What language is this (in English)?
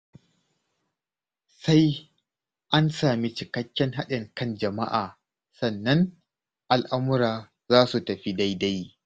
Hausa